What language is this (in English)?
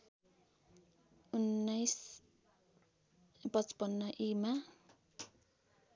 Nepali